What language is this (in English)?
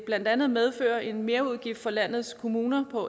Danish